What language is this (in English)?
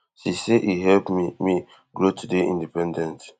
Nigerian Pidgin